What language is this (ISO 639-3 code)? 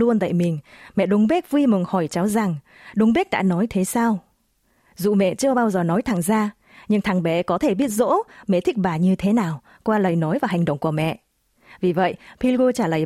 vie